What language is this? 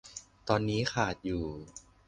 Thai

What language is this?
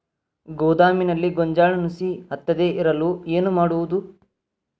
Kannada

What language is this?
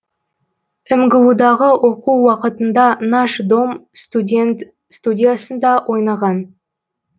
Kazakh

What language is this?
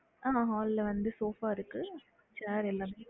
Tamil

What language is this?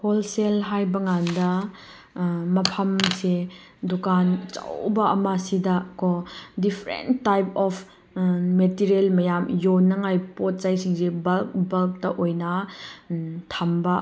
Manipuri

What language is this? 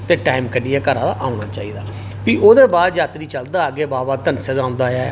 Dogri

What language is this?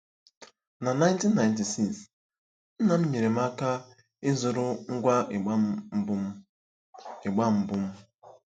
Igbo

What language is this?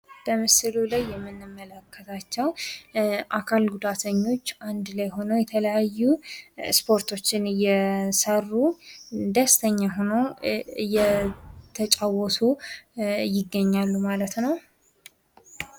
Amharic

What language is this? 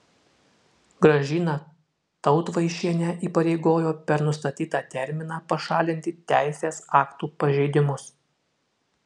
Lithuanian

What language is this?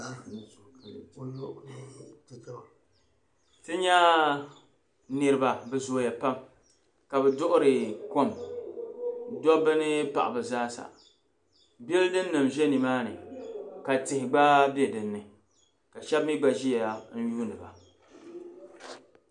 Dagbani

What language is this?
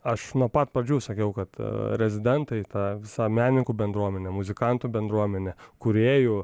Lithuanian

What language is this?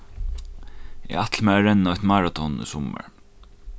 Faroese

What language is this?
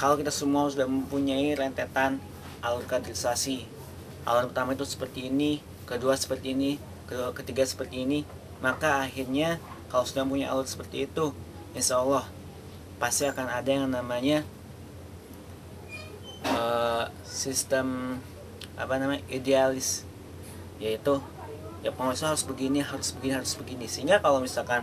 Indonesian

